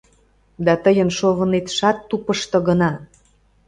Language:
Mari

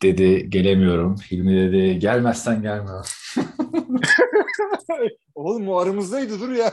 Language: Turkish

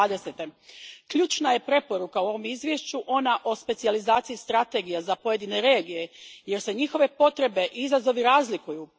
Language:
Croatian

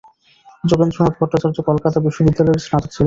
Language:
Bangla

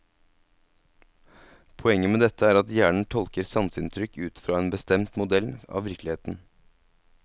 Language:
Norwegian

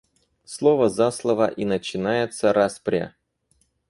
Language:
Russian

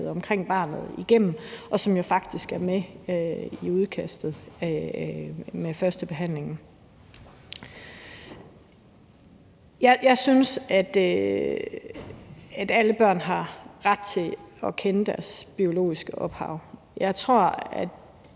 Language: Danish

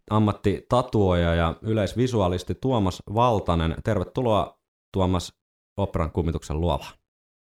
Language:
Finnish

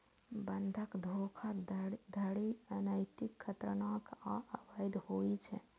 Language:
Maithili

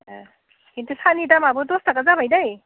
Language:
Bodo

